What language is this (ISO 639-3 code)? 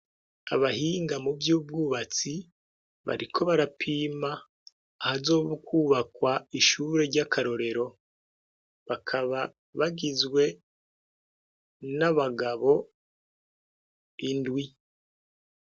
run